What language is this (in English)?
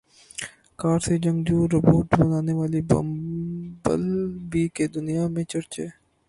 Urdu